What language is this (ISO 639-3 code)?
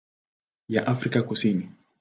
swa